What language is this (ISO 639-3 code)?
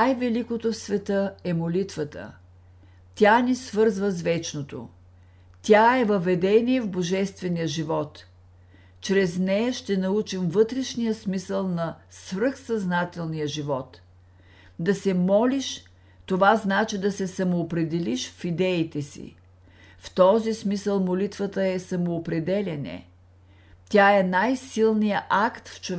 bul